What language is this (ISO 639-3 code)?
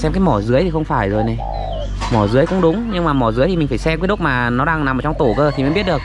vie